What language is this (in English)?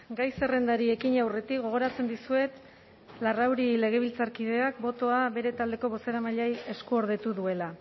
Basque